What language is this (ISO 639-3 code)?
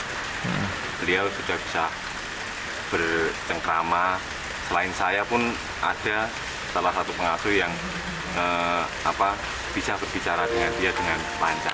ind